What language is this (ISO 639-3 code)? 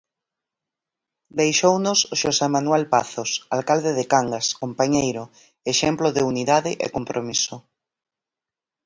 glg